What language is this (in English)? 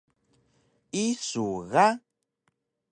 Taroko